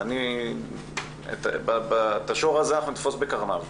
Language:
Hebrew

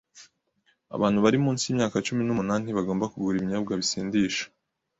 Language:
Kinyarwanda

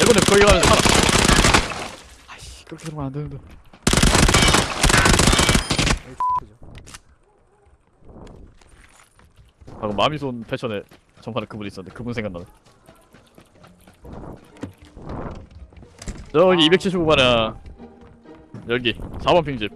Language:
Korean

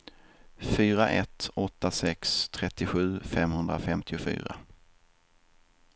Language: Swedish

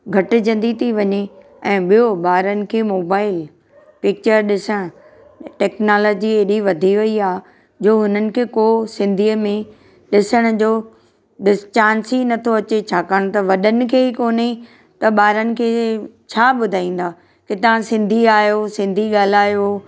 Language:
Sindhi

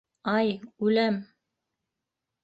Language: Bashkir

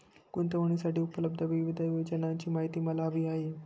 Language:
Marathi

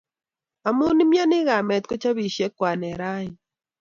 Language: Kalenjin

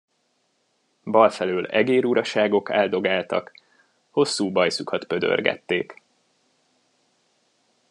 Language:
Hungarian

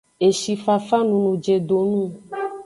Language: Aja (Benin)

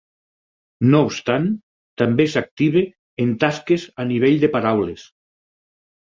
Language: Catalan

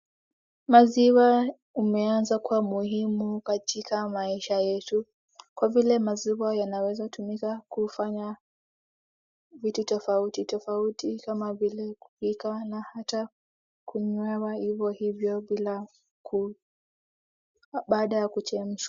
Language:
Swahili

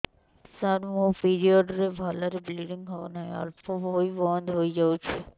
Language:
Odia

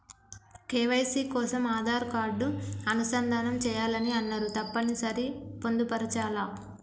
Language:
Telugu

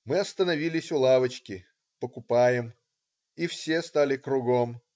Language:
Russian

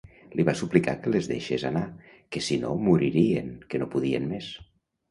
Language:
Catalan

